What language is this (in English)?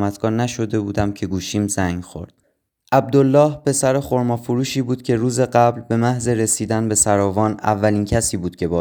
Persian